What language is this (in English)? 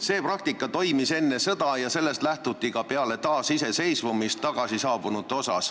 Estonian